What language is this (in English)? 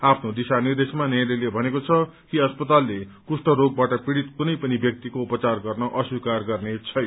Nepali